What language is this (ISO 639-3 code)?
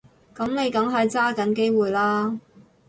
yue